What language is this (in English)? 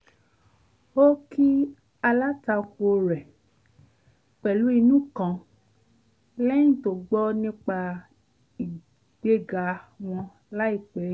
Yoruba